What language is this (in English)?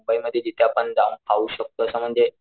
Marathi